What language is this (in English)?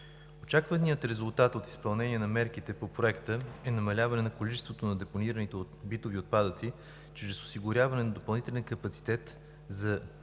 Bulgarian